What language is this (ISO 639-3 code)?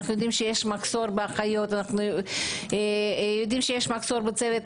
heb